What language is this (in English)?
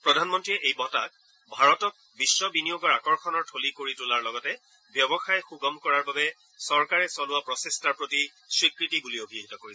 Assamese